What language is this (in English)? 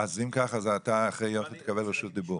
Hebrew